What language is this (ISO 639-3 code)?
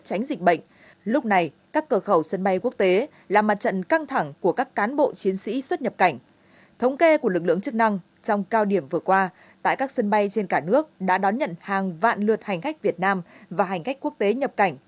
vie